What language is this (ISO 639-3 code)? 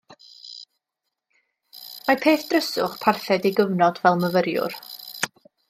cym